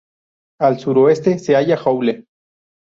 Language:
Spanish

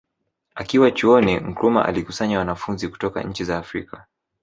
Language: Swahili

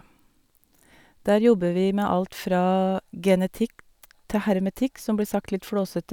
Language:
Norwegian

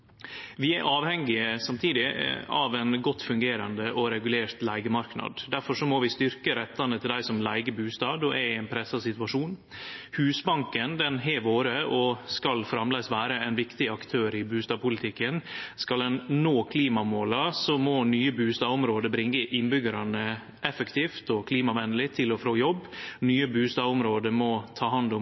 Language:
Norwegian Nynorsk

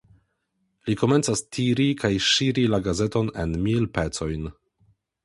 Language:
Esperanto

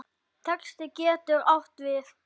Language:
Icelandic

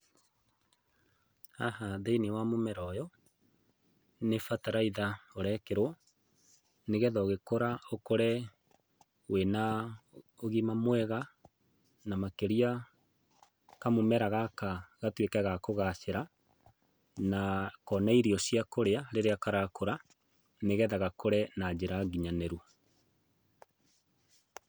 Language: Kikuyu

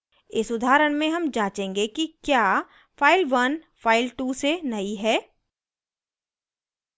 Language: Hindi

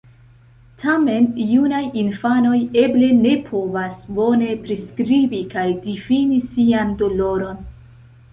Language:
Esperanto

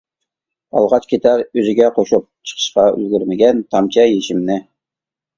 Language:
Uyghur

